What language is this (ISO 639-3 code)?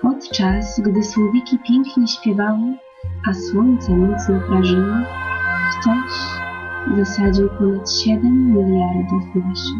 pol